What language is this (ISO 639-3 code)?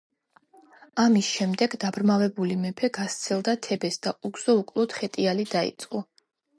kat